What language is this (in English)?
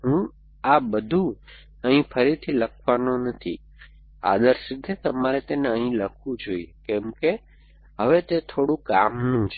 Gujarati